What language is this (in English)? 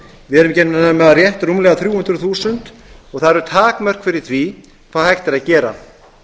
Icelandic